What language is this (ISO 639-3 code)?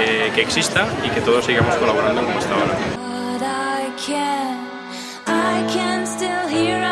spa